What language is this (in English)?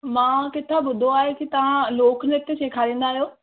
Sindhi